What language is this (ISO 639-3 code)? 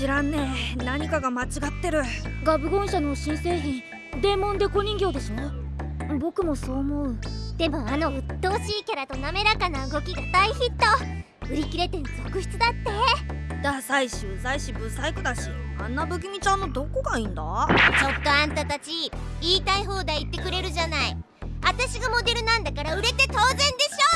jpn